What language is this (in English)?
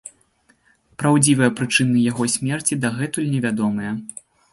Belarusian